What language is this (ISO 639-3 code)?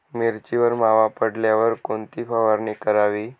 mar